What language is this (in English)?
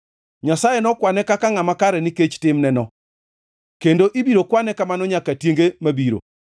Luo (Kenya and Tanzania)